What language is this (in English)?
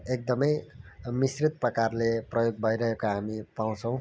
Nepali